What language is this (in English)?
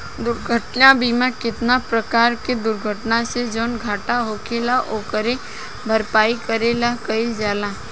Bhojpuri